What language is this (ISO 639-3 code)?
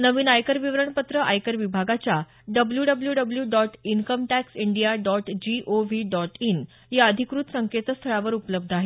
mar